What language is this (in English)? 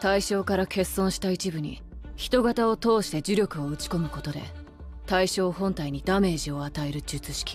Japanese